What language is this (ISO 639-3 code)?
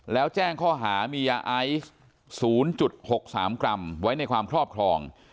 tha